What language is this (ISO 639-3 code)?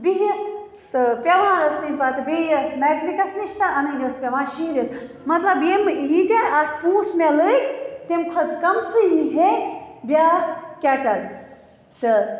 kas